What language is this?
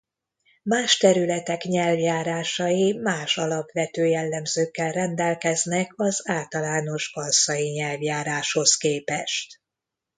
Hungarian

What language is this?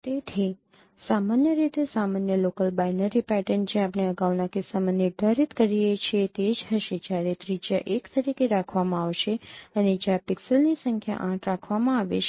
Gujarati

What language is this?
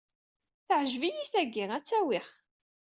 Kabyle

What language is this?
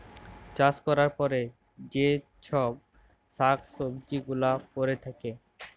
Bangla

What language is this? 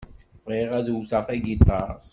Kabyle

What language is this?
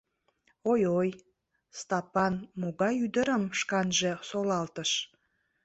Mari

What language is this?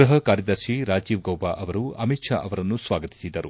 Kannada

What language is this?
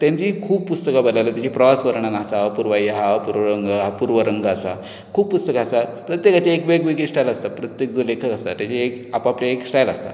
Konkani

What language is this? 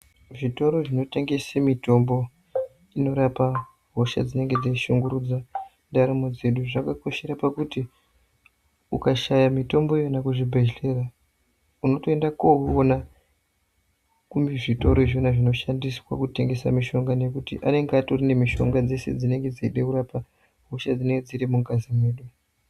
Ndau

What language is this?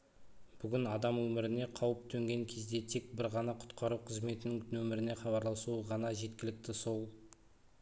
Kazakh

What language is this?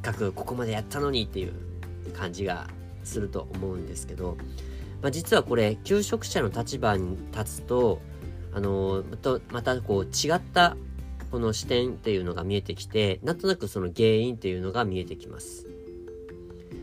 Japanese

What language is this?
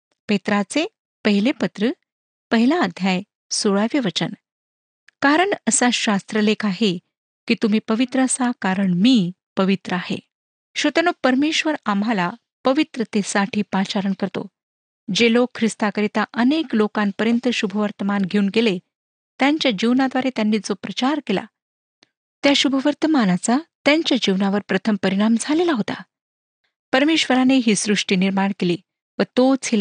Marathi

